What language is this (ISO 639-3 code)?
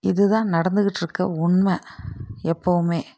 tam